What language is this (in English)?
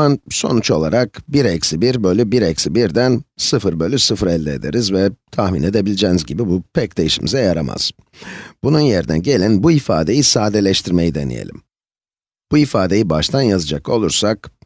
Turkish